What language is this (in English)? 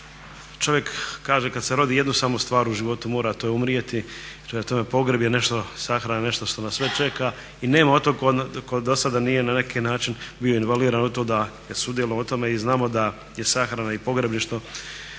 Croatian